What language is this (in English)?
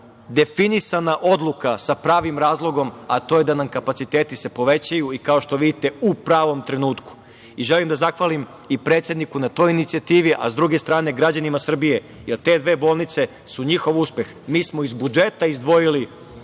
Serbian